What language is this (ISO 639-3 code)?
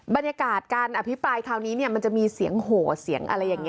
tha